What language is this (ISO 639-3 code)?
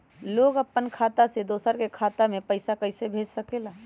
mag